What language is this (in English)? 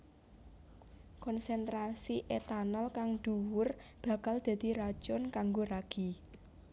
Javanese